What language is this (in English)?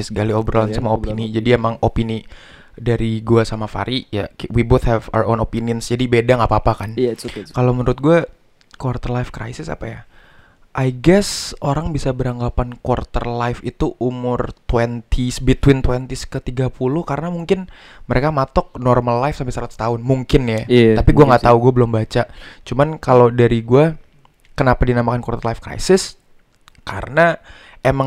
Indonesian